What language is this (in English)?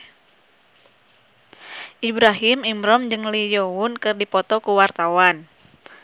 Sundanese